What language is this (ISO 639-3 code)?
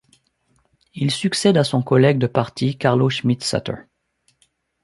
fra